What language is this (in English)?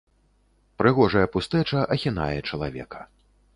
Belarusian